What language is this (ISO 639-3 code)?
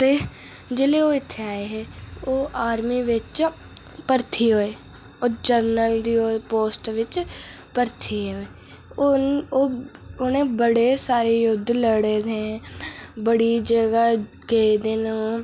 doi